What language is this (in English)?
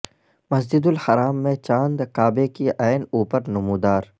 Urdu